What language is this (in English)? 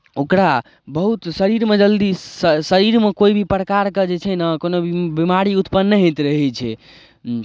Maithili